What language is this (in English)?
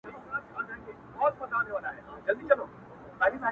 Pashto